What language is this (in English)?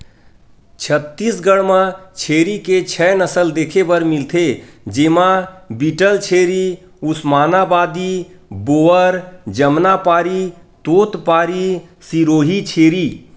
Chhattisgarhi